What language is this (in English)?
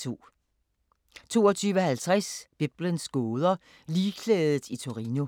Danish